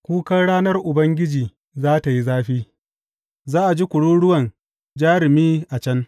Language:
Hausa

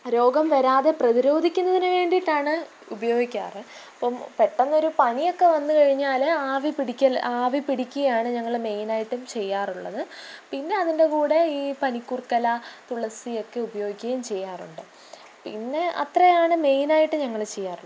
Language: Malayalam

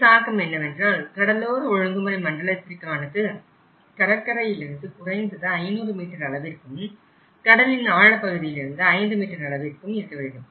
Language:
Tamil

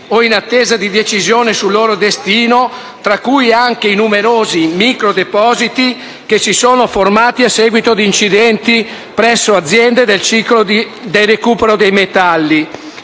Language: Italian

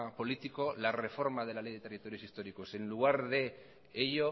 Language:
Spanish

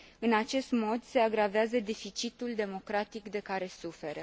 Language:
Romanian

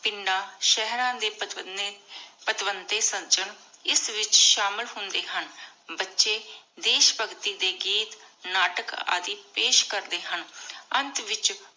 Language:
Punjabi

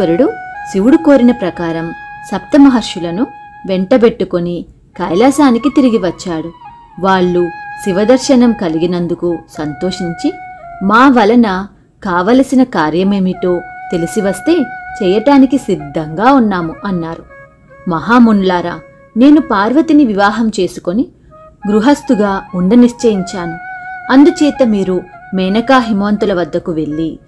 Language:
Telugu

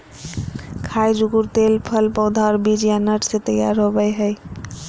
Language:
Magahi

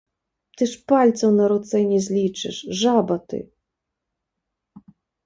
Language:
Belarusian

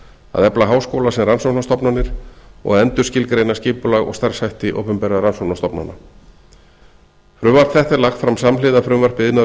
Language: Icelandic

